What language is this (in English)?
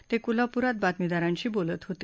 Marathi